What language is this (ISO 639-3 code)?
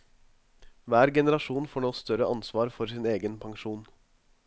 nor